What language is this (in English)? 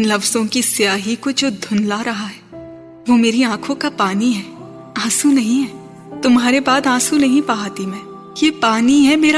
Urdu